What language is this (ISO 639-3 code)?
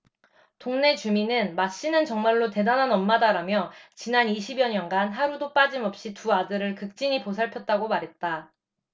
kor